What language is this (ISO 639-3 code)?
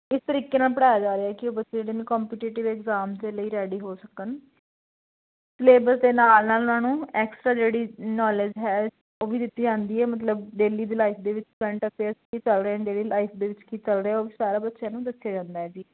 pan